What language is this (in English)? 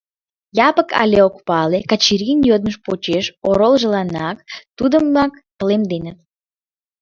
Mari